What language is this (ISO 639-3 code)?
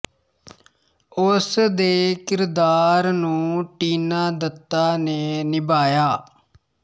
pan